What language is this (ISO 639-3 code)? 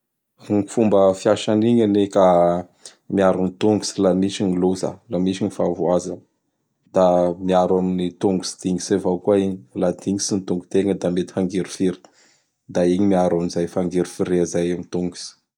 bhr